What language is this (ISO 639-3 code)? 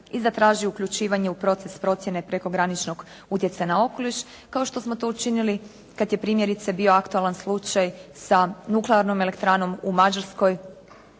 hrv